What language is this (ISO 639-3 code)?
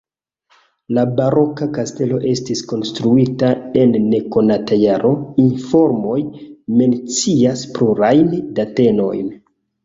epo